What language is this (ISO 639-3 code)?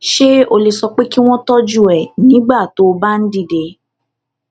yor